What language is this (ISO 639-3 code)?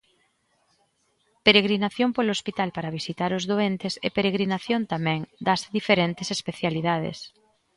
glg